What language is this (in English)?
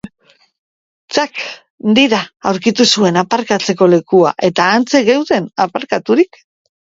Basque